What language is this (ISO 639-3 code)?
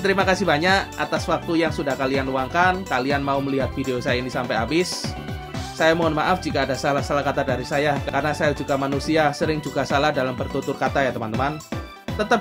ind